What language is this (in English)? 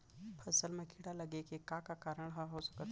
Chhattisgarhi